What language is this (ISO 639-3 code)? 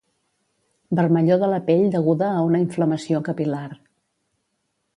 cat